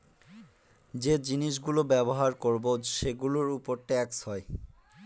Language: Bangla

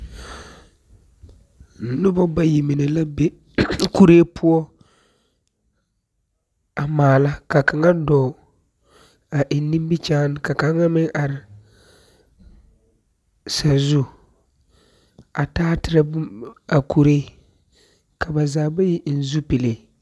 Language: Southern Dagaare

